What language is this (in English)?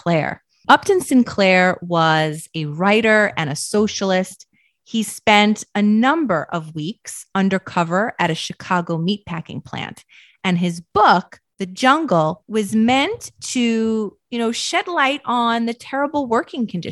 English